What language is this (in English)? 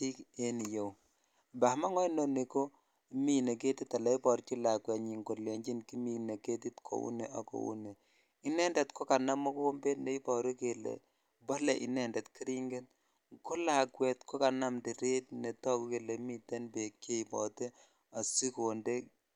Kalenjin